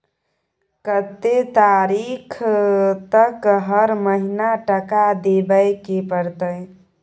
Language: Maithili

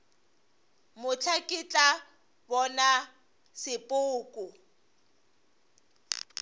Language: Northern Sotho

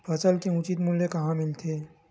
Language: Chhattisgarhi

